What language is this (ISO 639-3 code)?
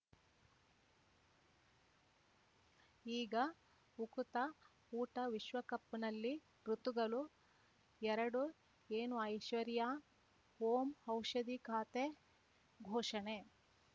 kan